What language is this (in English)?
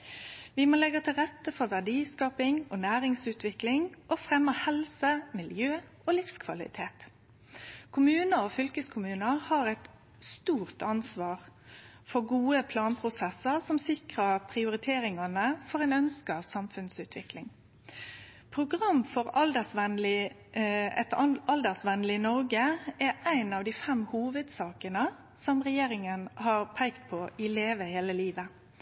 Norwegian Nynorsk